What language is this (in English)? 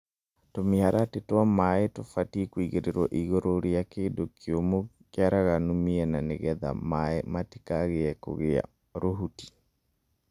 Kikuyu